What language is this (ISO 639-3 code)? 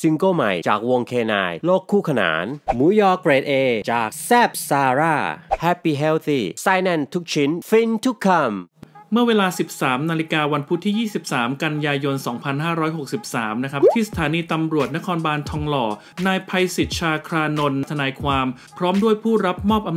tha